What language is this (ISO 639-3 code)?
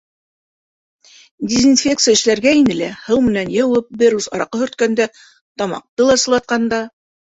bak